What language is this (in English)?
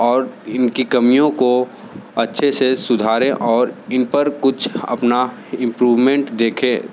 Hindi